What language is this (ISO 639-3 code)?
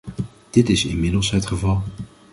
nld